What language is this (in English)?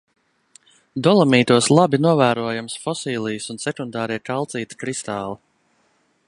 Latvian